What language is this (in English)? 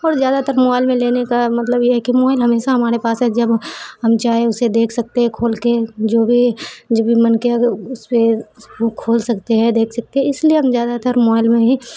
Urdu